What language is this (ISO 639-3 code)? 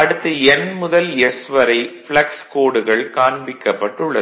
tam